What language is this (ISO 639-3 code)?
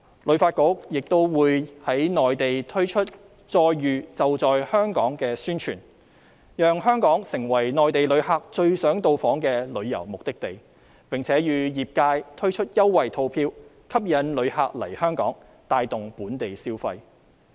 yue